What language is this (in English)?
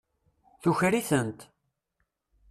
Kabyle